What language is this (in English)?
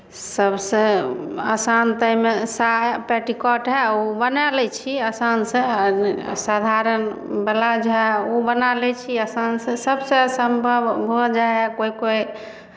Maithili